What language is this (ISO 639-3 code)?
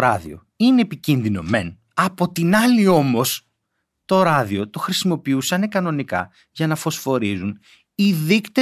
ell